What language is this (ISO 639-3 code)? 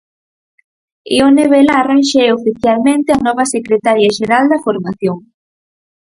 glg